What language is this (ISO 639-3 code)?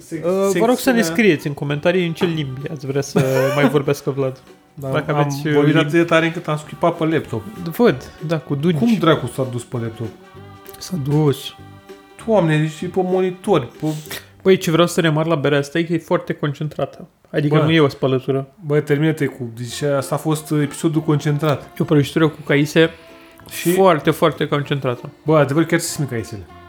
ron